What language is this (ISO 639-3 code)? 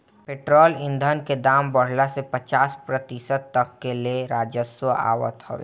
bho